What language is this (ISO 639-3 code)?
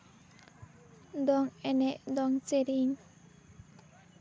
sat